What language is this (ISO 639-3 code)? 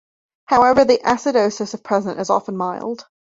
eng